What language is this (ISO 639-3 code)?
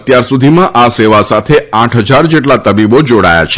guj